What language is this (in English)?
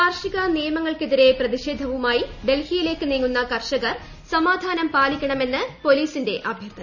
Malayalam